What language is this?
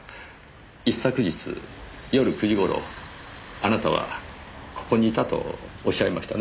Japanese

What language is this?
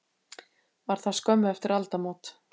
Icelandic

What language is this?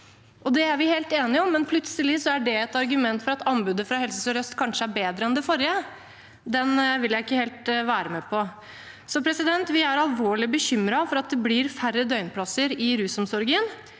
Norwegian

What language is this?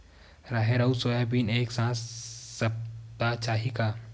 Chhattisgarhi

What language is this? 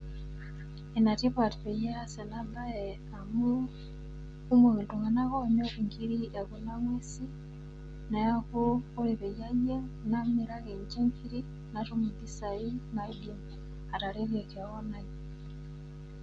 Masai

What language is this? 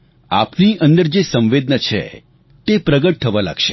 Gujarati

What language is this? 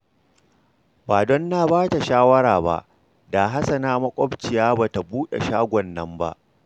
Hausa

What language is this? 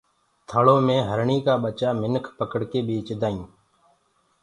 Gurgula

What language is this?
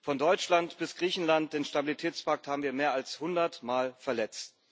German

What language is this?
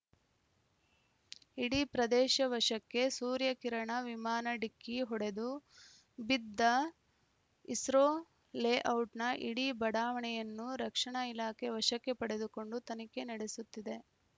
Kannada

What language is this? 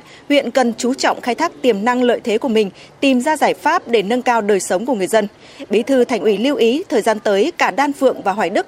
Vietnamese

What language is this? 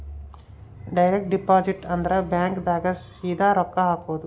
Kannada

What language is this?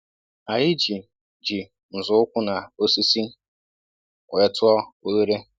Igbo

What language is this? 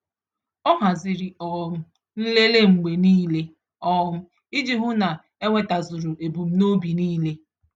Igbo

